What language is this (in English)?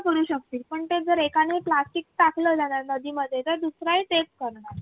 Marathi